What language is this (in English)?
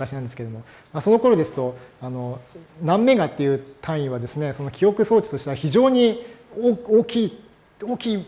Japanese